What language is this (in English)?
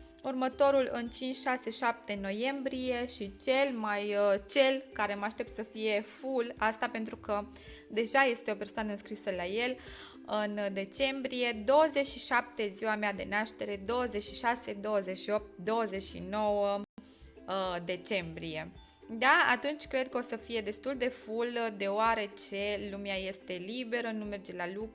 Romanian